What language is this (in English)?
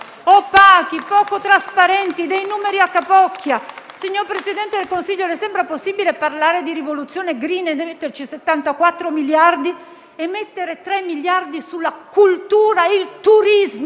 Italian